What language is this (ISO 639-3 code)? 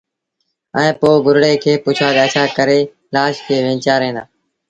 sbn